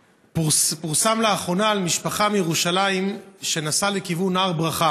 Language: Hebrew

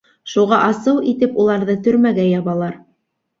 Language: Bashkir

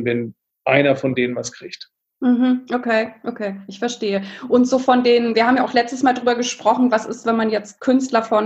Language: German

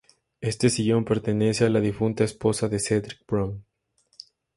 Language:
Spanish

